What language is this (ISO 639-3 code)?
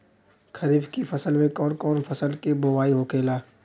bho